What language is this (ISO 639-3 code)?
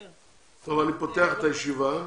heb